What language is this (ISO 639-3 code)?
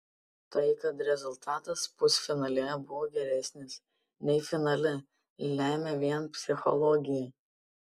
lit